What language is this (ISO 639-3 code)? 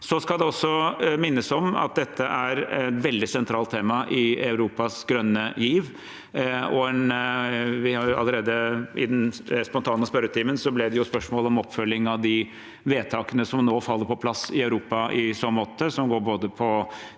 nor